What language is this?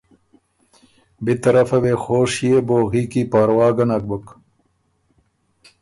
Ormuri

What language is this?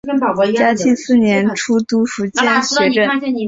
Chinese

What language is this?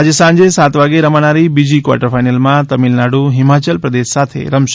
Gujarati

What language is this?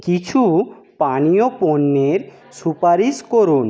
Bangla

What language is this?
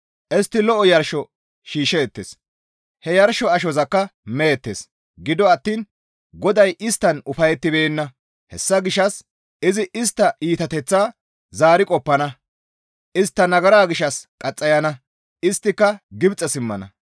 Gamo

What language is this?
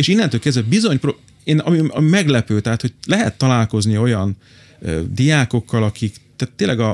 Hungarian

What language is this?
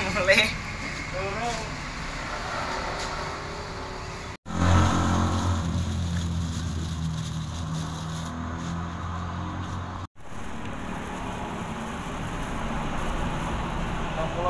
Indonesian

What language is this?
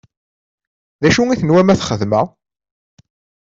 Kabyle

